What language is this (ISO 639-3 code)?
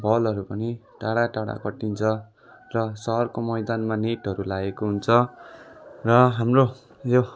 nep